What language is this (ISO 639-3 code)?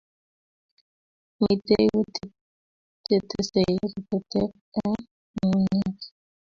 kln